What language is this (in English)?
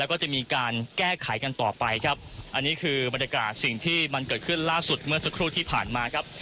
Thai